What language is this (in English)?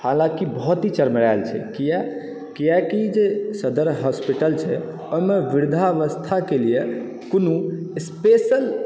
Maithili